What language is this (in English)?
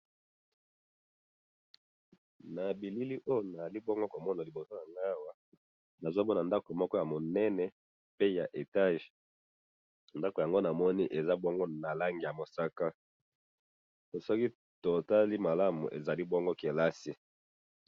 Lingala